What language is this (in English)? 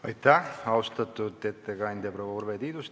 Estonian